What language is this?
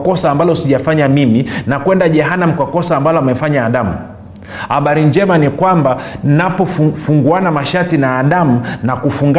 Swahili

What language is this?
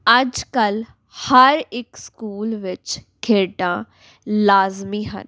Punjabi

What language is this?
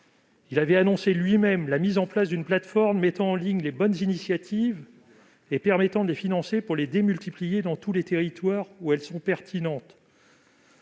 French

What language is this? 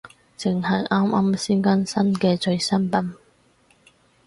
Cantonese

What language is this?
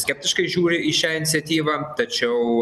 Lithuanian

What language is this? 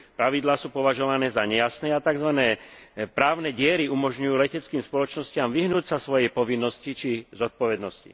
Slovak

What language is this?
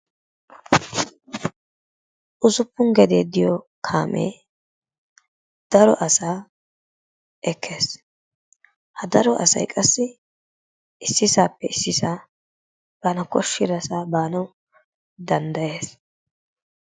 Wolaytta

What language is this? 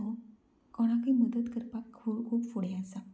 Konkani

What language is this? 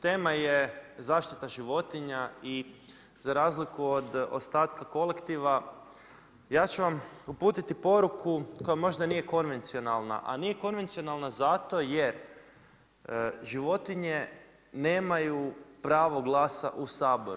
Croatian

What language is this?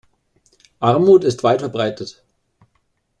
German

